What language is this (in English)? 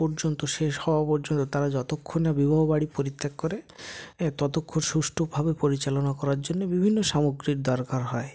Bangla